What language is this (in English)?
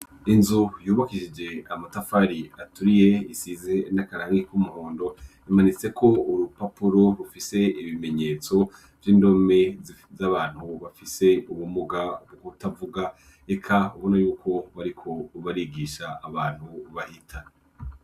Rundi